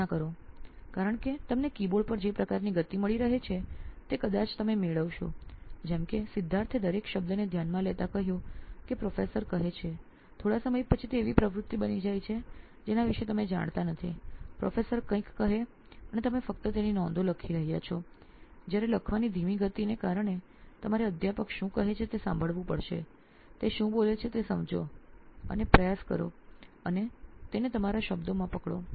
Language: Gujarati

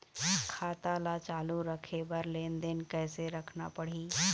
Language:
Chhattisgarhi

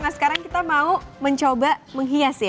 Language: Indonesian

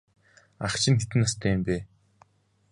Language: Mongolian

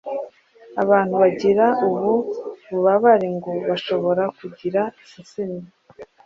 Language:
Kinyarwanda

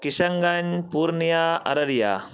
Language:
Urdu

